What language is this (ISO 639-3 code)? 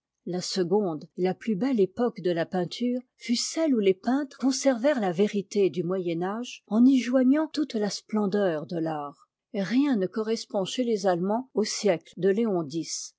fra